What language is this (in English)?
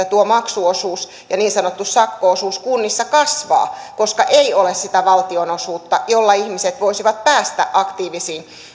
Finnish